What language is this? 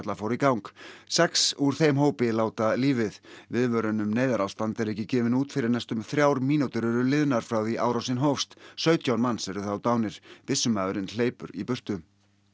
Icelandic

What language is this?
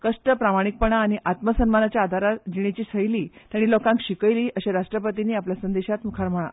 Konkani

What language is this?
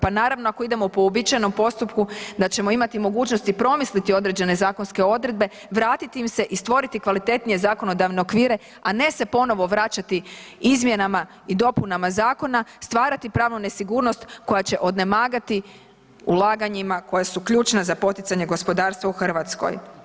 Croatian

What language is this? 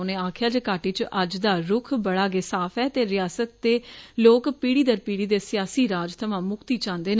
Dogri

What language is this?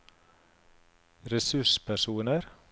Norwegian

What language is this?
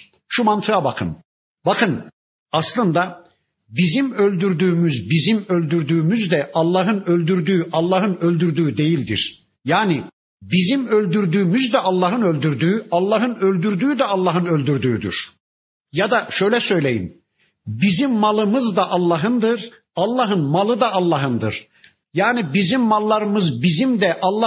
Turkish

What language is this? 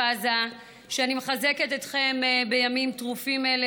Hebrew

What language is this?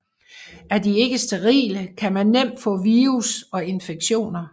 Danish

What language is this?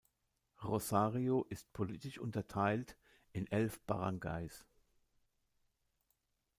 German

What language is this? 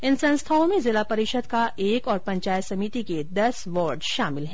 Hindi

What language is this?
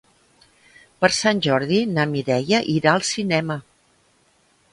Catalan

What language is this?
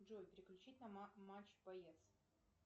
Russian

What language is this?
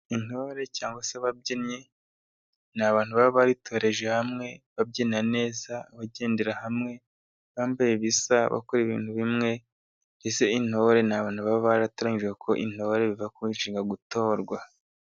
Kinyarwanda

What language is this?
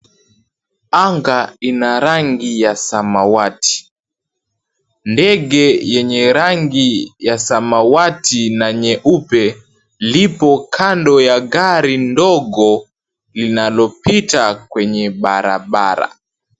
Swahili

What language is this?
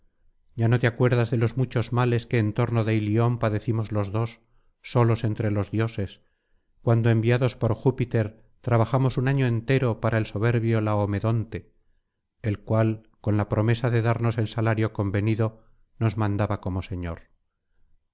Spanish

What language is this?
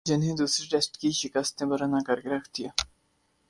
Urdu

